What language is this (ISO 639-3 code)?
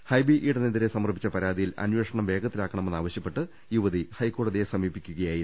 mal